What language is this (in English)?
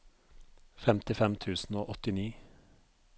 Norwegian